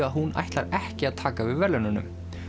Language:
Icelandic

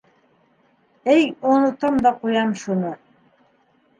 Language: Bashkir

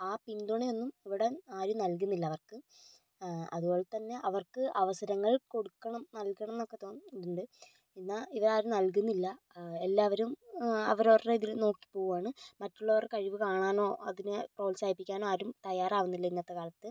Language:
Malayalam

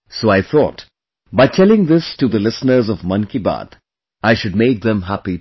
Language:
English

